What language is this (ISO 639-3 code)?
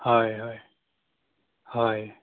asm